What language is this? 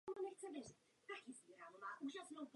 Czech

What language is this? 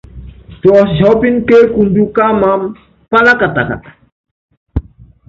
Yangben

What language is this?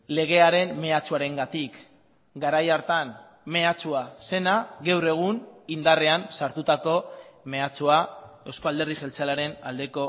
Basque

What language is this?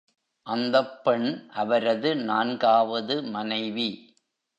Tamil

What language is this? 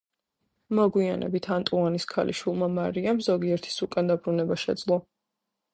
Georgian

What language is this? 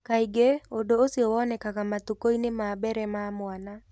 Kikuyu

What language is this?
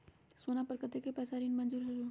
Magahi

